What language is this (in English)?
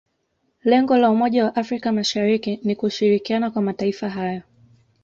Swahili